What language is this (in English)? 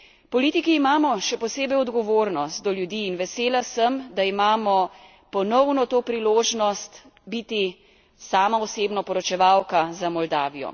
Slovenian